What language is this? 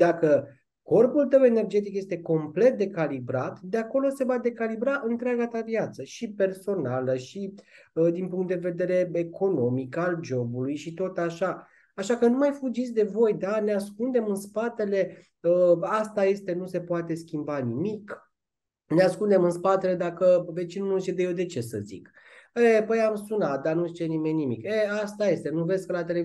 Romanian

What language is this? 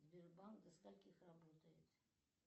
Russian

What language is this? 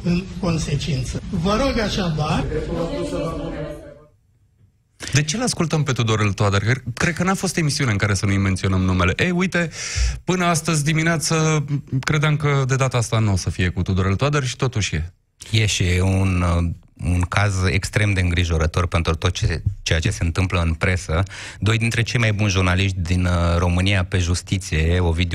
Romanian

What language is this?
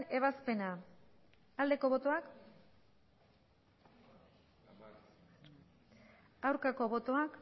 Basque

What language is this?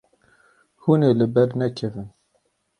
Kurdish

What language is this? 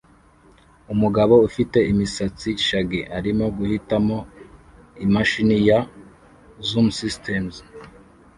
Kinyarwanda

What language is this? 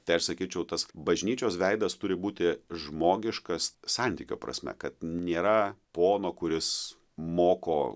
Lithuanian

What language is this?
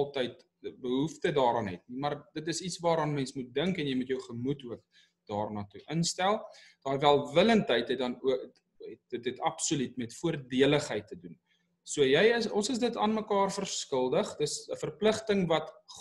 Dutch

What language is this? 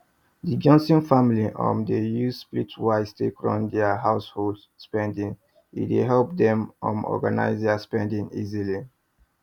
Nigerian Pidgin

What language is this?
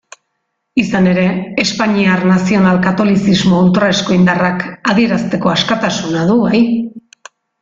Basque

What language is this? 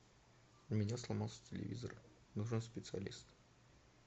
Russian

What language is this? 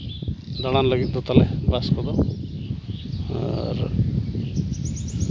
Santali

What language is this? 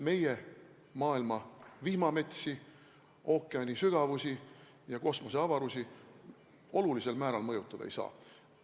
Estonian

